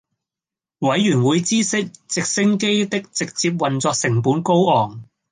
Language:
Cantonese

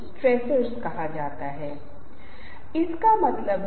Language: Hindi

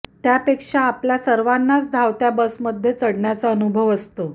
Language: Marathi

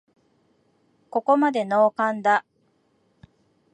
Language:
Japanese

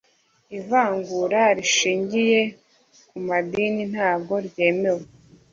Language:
Kinyarwanda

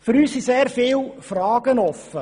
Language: Swiss German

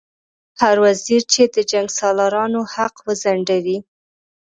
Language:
Pashto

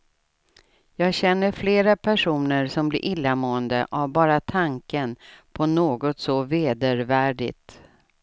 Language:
Swedish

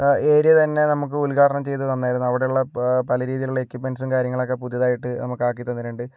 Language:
Malayalam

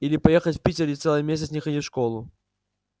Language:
Russian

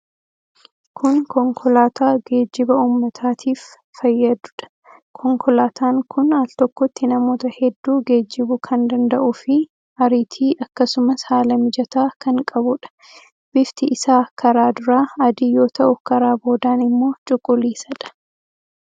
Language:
Oromo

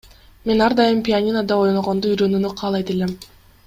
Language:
Kyrgyz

